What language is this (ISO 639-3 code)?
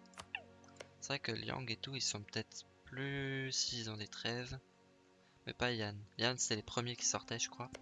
fra